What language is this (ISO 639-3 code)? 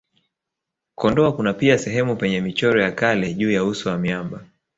swa